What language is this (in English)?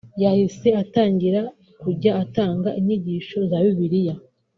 Kinyarwanda